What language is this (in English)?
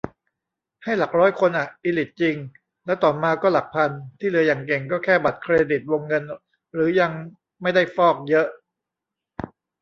Thai